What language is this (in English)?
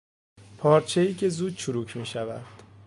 Persian